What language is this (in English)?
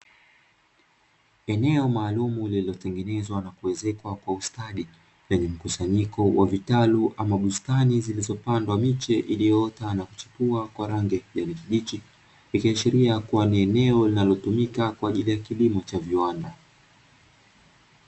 Swahili